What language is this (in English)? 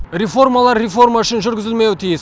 Kazakh